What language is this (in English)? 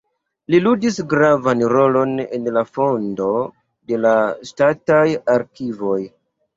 Esperanto